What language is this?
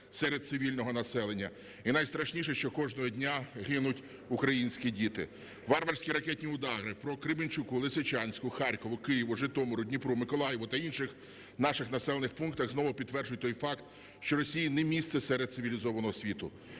Ukrainian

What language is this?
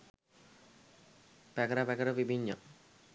Sinhala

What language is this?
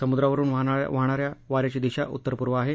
Marathi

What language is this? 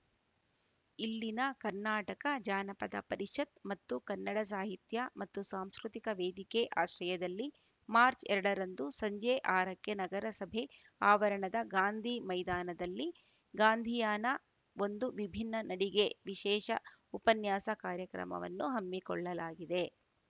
Kannada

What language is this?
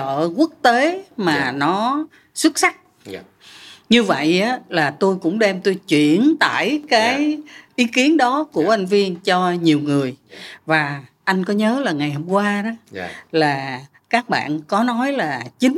Vietnamese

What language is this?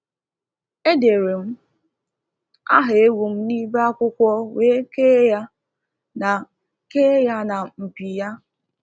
Igbo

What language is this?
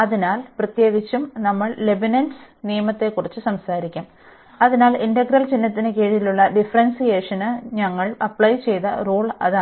Malayalam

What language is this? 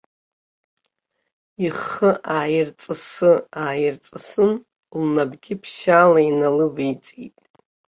Abkhazian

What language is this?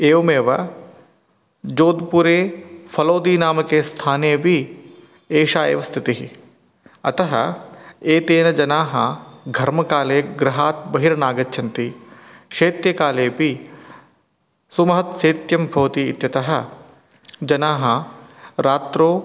Sanskrit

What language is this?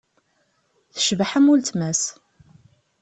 Kabyle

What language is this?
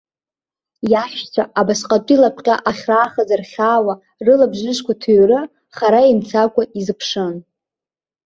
Abkhazian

